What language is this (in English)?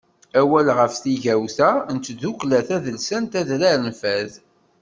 Kabyle